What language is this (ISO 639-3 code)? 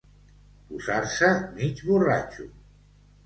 cat